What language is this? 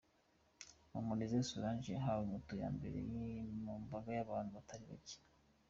Kinyarwanda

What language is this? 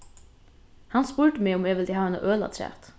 Faroese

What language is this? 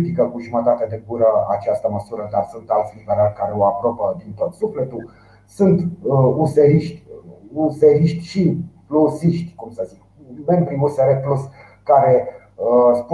Romanian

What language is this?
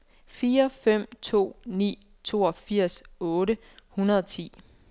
Danish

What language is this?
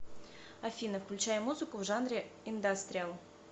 Russian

